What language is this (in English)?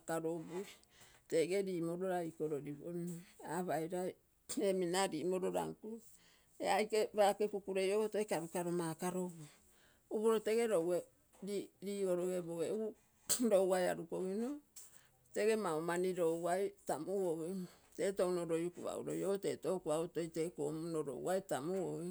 Terei